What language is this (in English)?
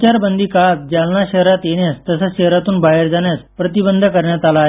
Marathi